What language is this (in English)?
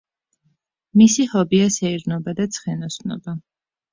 Georgian